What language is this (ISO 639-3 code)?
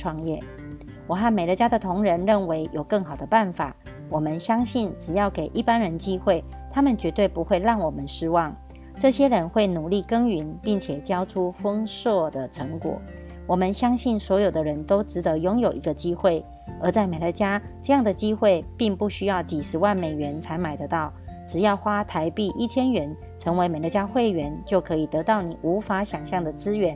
zho